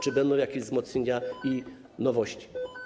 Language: Polish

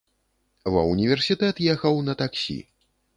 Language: Belarusian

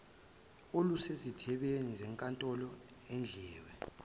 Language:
Zulu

